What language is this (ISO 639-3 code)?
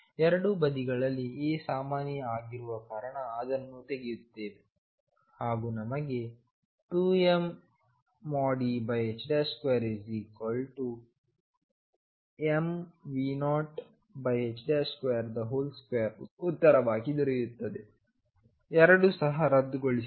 kan